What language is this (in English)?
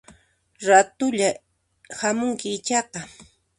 Puno Quechua